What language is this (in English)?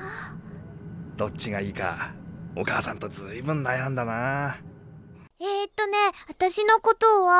Japanese